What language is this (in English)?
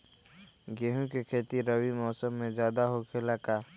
Magahi